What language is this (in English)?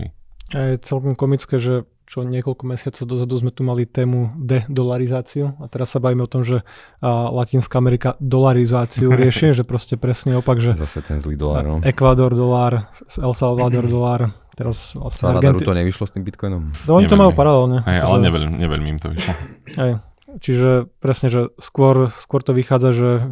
Slovak